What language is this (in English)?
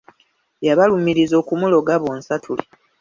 Ganda